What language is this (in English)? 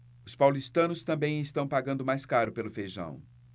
Portuguese